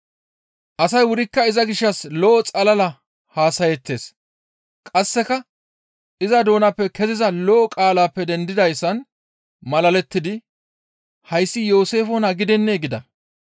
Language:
Gamo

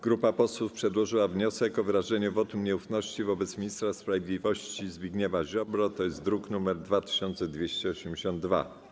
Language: Polish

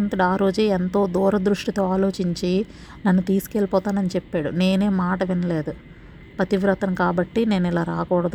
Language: Telugu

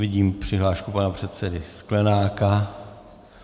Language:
Czech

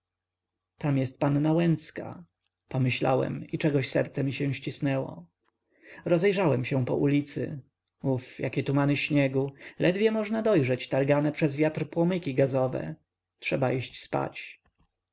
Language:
Polish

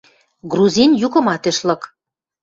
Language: Western Mari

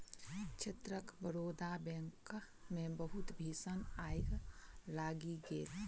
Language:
Maithili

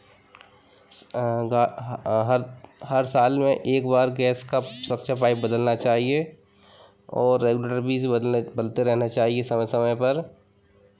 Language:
Hindi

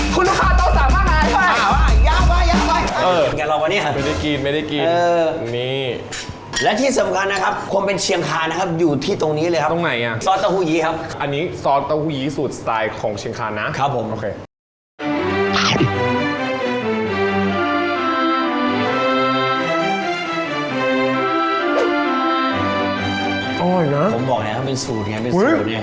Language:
Thai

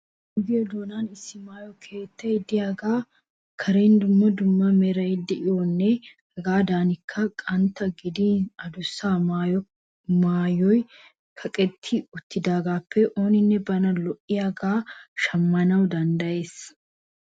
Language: Wolaytta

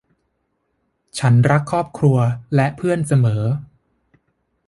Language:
Thai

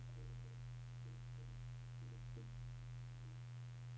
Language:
Norwegian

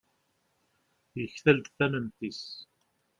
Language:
Kabyle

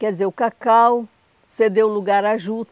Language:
Portuguese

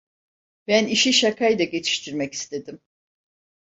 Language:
Turkish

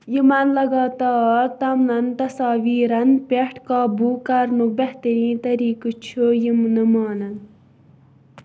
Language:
Kashmiri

